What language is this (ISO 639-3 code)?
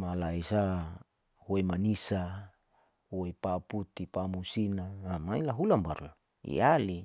sau